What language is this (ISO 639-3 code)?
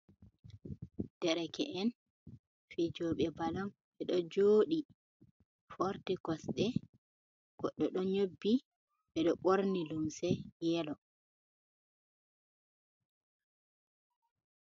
ful